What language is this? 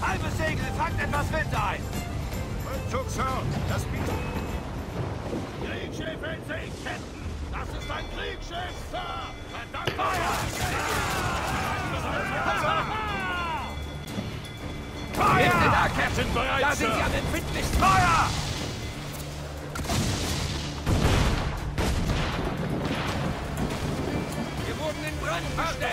German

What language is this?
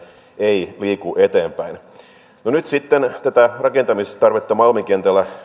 Finnish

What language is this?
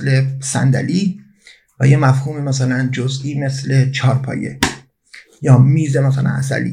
Persian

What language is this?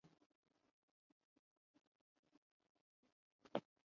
Urdu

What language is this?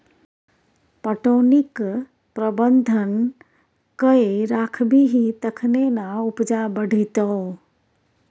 Maithili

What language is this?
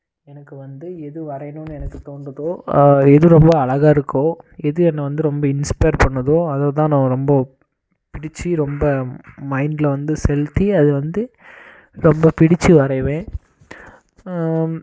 Tamil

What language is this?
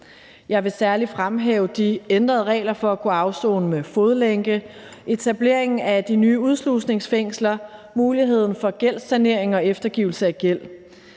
Danish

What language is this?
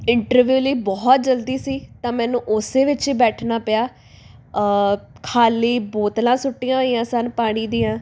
Punjabi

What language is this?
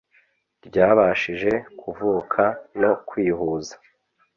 Kinyarwanda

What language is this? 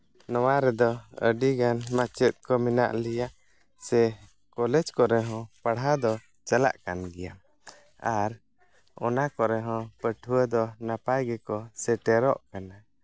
Santali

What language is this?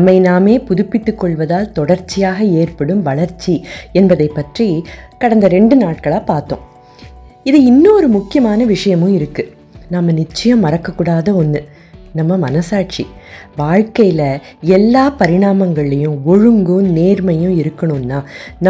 Tamil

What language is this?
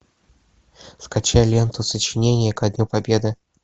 Russian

